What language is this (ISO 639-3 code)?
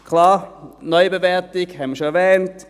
gsw